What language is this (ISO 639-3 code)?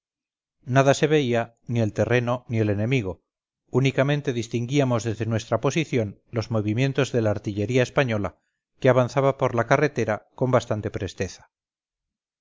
spa